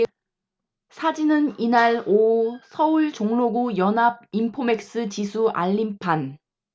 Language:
Korean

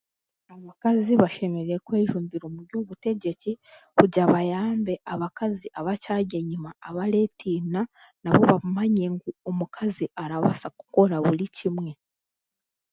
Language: Chiga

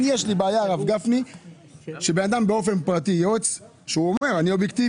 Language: Hebrew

